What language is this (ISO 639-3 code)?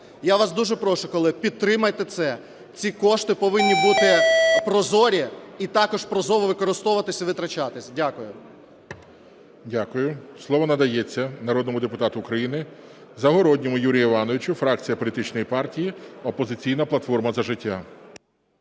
ukr